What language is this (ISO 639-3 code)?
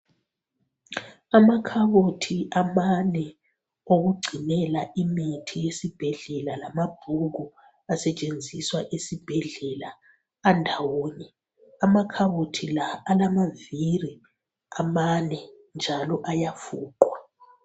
nde